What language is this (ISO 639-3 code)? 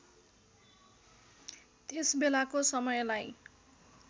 nep